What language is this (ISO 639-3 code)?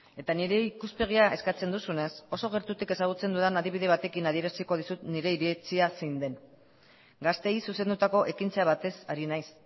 eus